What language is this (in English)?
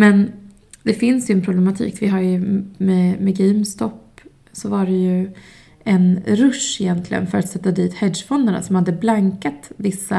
Swedish